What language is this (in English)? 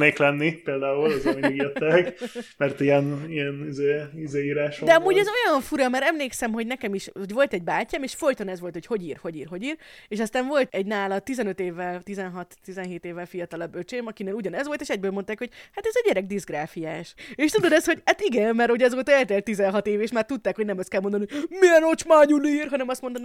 Hungarian